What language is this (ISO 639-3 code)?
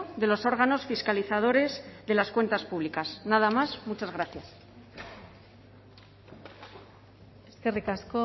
spa